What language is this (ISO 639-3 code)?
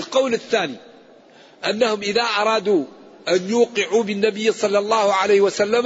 ara